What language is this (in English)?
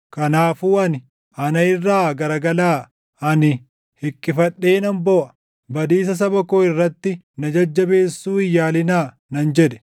Oromo